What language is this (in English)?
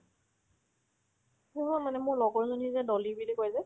Assamese